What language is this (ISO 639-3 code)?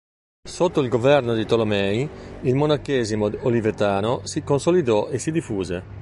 ita